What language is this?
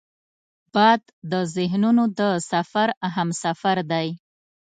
Pashto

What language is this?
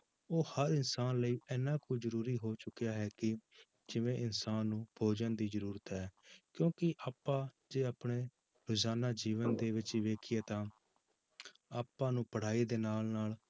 Punjabi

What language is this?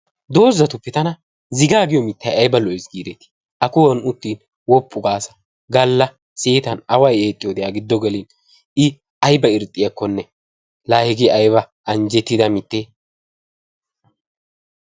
Wolaytta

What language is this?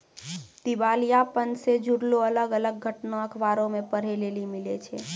Maithili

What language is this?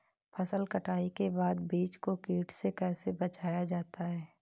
Hindi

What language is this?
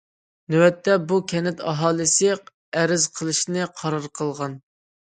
Uyghur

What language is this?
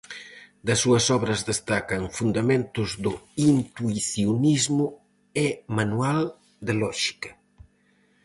Galician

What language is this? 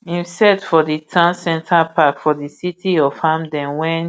Nigerian Pidgin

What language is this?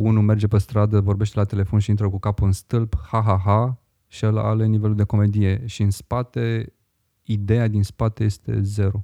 Romanian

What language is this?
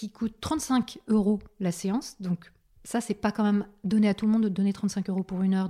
French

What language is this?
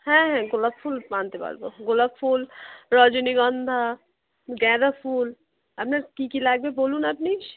Bangla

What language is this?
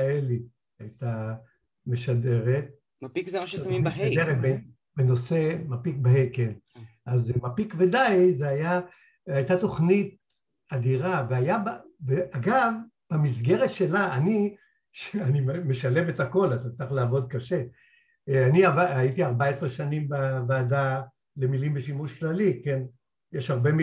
Hebrew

